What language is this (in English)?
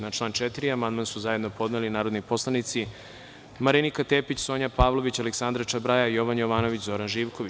Serbian